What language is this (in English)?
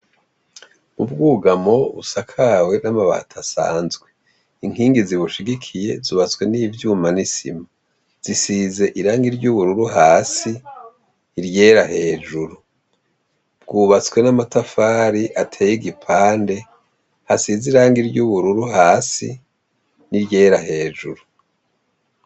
Rundi